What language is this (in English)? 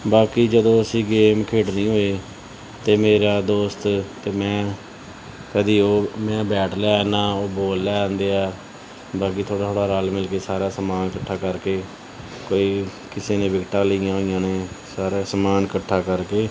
Punjabi